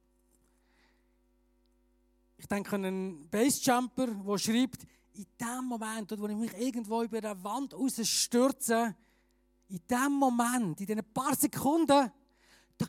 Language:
German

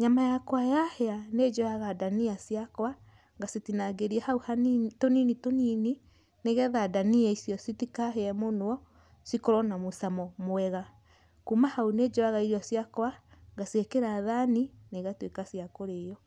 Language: Kikuyu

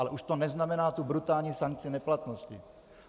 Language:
Czech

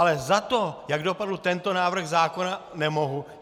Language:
Czech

